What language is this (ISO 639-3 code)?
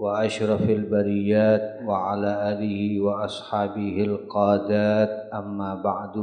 ind